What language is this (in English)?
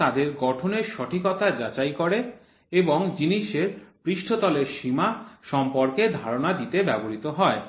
Bangla